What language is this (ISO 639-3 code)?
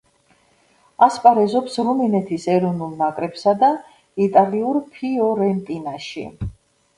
kat